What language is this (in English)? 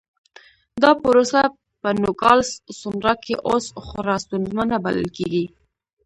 Pashto